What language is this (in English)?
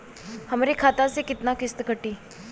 Bhojpuri